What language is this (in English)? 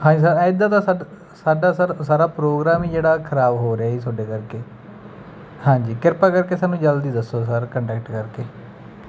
Punjabi